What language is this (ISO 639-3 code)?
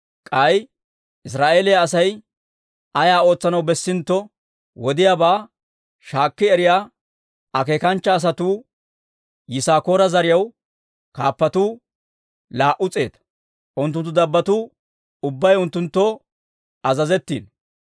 dwr